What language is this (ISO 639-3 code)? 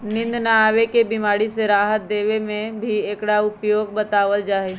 mag